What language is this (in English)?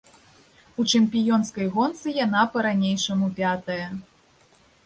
Belarusian